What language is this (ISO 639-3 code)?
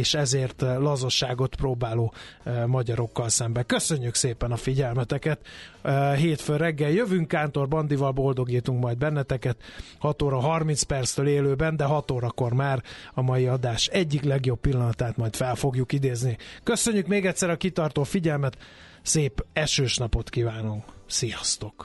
hun